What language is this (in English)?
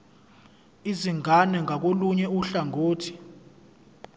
Zulu